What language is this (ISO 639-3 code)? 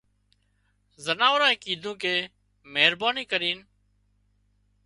kxp